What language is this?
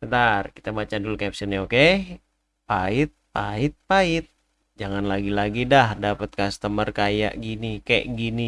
Indonesian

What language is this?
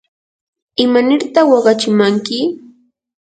Yanahuanca Pasco Quechua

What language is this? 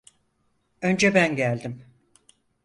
Turkish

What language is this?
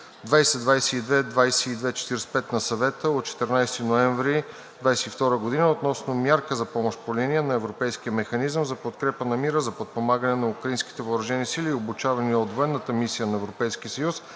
Bulgarian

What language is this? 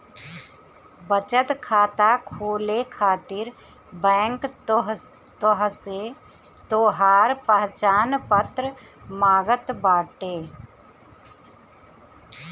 Bhojpuri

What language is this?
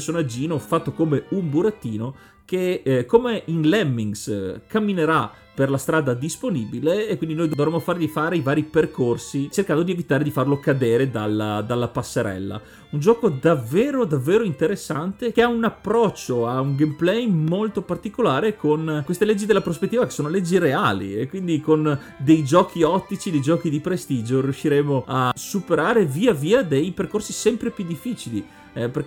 Italian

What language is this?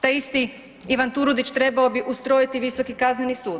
Croatian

